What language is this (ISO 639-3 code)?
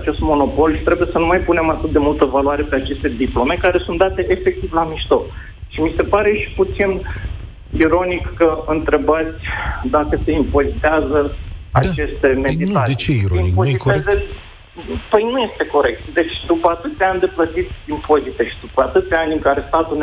ron